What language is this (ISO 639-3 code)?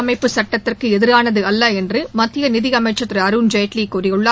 tam